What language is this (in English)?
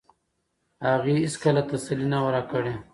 Pashto